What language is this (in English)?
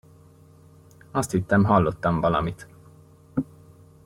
Hungarian